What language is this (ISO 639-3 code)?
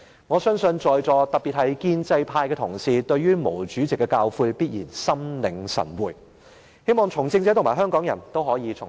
yue